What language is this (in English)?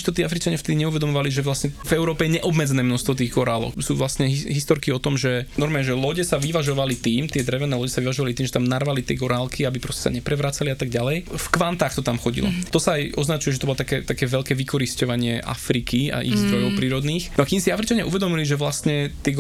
Slovak